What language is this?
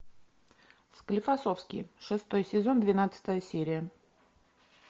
Russian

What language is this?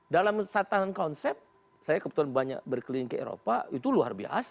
Indonesian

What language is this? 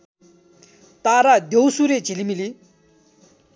Nepali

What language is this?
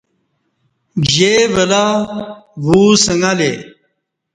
Kati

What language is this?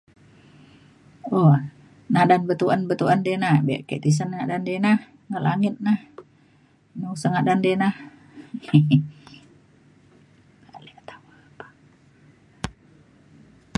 Mainstream Kenyah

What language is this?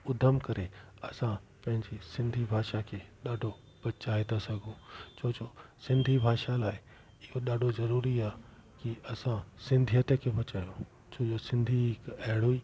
Sindhi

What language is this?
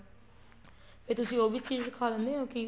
Punjabi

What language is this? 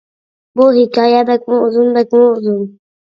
Uyghur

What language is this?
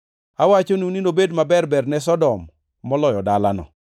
Luo (Kenya and Tanzania)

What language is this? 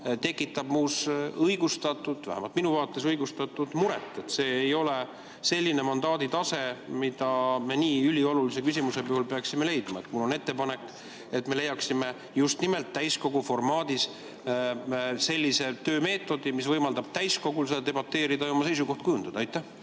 Estonian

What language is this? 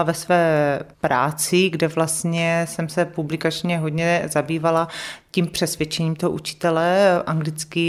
Czech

